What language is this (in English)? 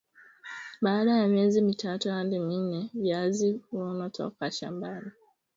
Swahili